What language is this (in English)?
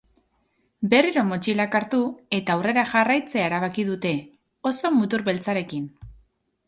Basque